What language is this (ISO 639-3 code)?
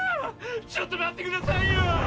jpn